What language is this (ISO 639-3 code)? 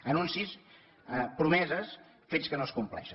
cat